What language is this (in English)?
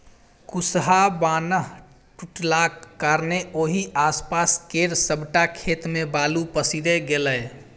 Maithili